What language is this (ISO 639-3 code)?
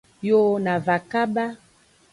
ajg